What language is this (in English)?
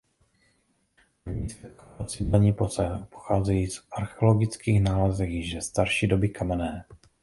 Czech